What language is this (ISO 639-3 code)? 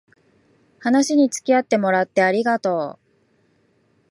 jpn